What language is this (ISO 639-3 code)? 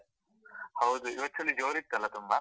kan